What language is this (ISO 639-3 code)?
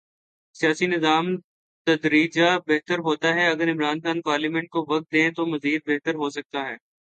urd